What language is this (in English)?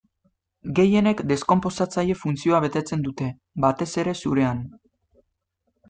Basque